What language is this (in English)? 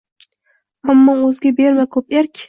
Uzbek